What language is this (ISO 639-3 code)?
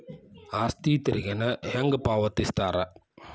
kan